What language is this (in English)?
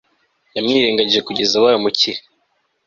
Kinyarwanda